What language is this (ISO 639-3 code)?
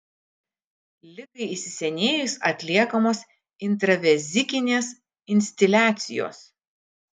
lit